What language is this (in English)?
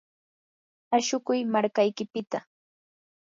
Yanahuanca Pasco Quechua